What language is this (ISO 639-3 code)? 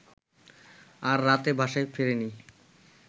ben